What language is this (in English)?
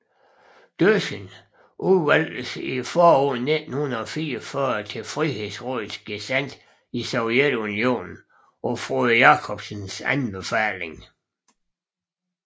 Danish